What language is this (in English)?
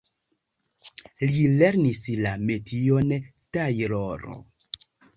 Esperanto